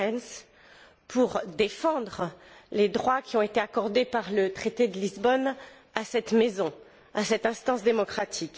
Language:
French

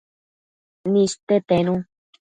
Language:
Matsés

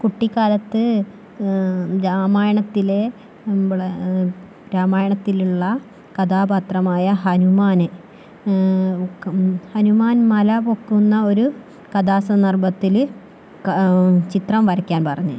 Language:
Malayalam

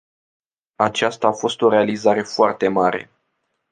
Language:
Romanian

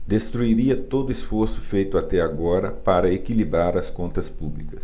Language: Portuguese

